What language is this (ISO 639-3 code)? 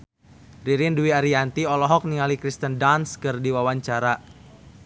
sun